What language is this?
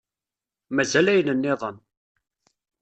Kabyle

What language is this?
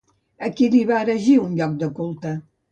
Catalan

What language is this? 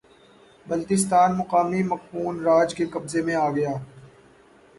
Urdu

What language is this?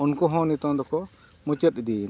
Santali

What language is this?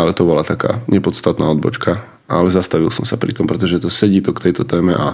Slovak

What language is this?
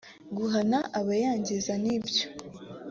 Kinyarwanda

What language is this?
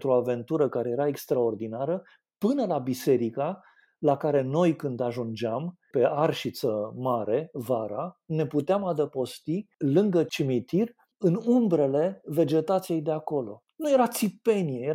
Romanian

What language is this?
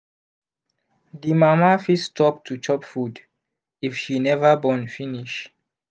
Nigerian Pidgin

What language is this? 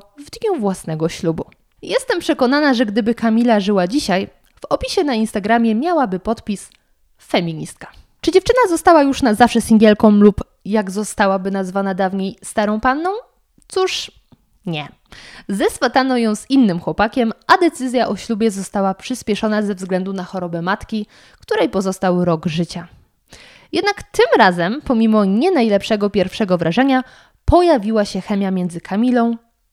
Polish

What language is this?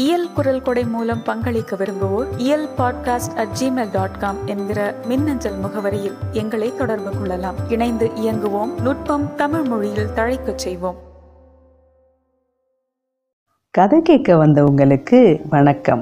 Tamil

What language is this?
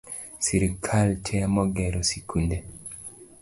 Luo (Kenya and Tanzania)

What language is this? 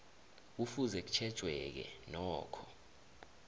South Ndebele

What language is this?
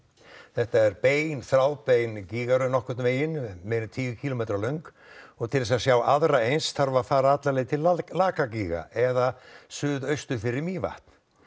Icelandic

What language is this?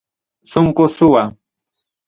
Ayacucho Quechua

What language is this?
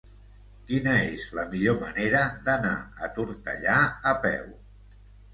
Catalan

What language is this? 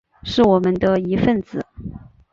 Chinese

